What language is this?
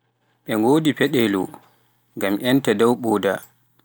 Pular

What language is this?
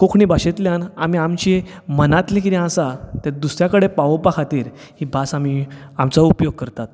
Konkani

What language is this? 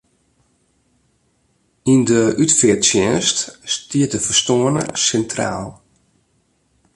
Western Frisian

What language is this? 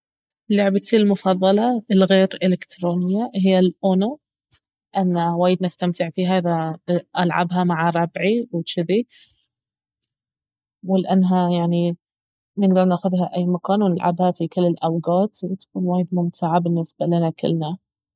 Baharna Arabic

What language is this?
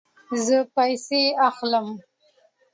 Pashto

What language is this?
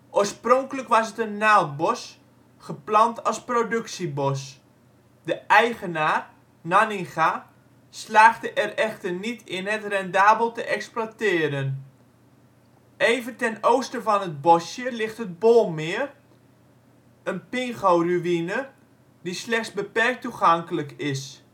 Dutch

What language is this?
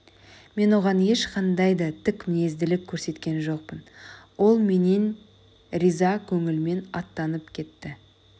Kazakh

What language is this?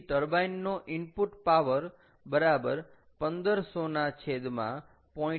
Gujarati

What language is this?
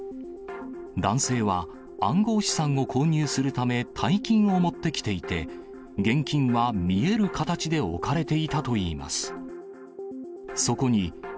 Japanese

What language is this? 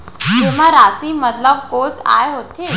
Chhattisgarhi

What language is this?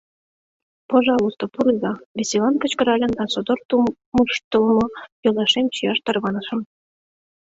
Mari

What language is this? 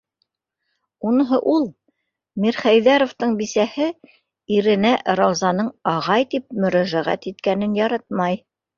Bashkir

